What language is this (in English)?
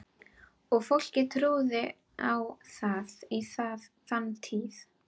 Icelandic